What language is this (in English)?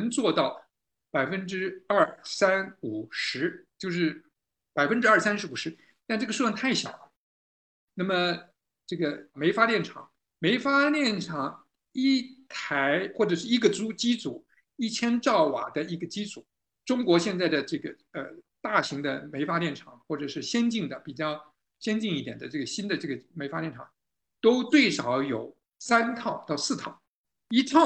Chinese